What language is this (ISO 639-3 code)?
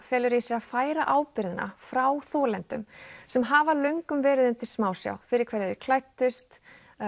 isl